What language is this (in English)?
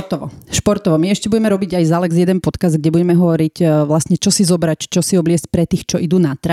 Slovak